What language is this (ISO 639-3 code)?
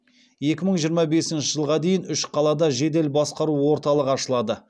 kaz